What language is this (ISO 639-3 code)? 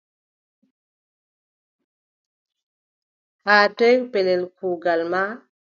fub